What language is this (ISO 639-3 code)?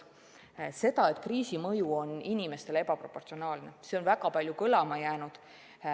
est